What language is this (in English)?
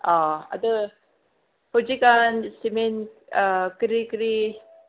Manipuri